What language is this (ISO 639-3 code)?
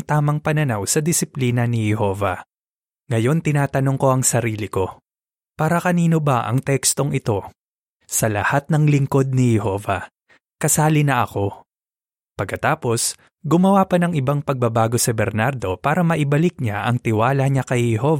fil